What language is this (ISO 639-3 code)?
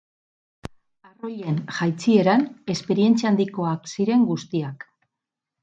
eus